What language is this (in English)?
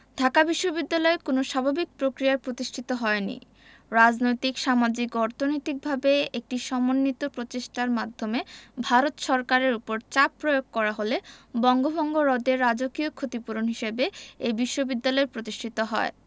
Bangla